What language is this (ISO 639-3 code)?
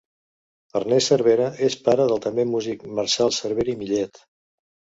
cat